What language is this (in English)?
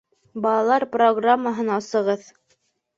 Bashkir